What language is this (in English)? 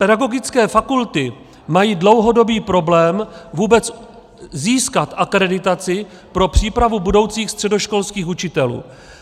Czech